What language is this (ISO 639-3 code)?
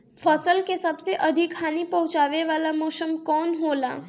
bho